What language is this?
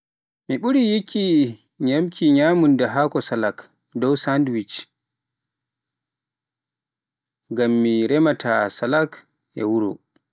Pular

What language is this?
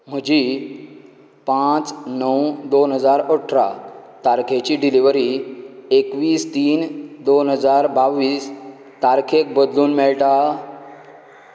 Konkani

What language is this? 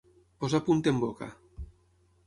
Catalan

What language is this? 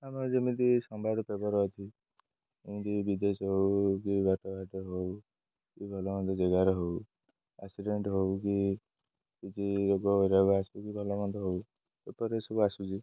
Odia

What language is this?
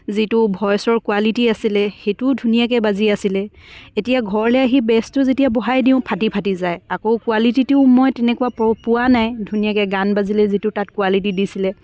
Assamese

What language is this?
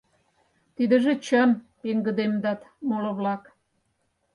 Mari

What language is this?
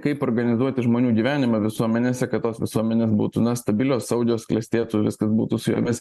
Lithuanian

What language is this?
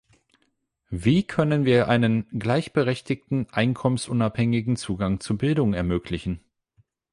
German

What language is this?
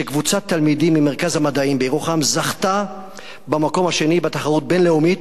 Hebrew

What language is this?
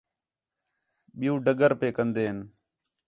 Khetrani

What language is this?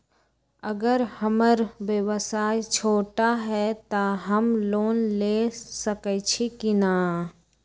Magahi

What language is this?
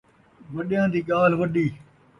Saraiki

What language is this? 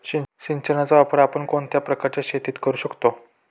Marathi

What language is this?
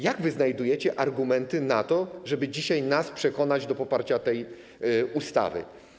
Polish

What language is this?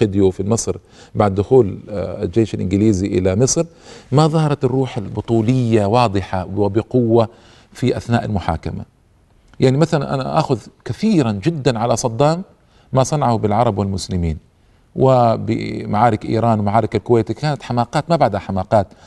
Arabic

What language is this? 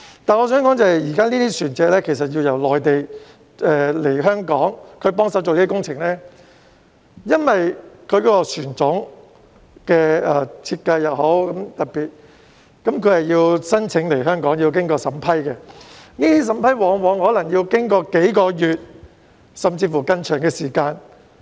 Cantonese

